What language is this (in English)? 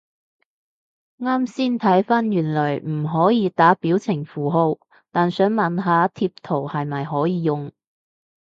Cantonese